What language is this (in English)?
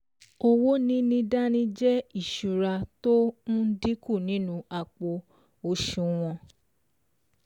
Yoruba